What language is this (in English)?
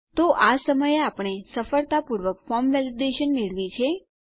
Gujarati